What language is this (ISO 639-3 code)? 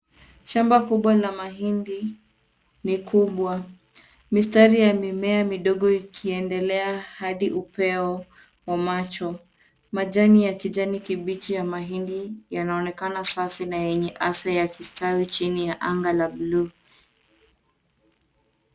swa